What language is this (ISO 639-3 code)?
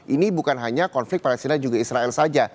ind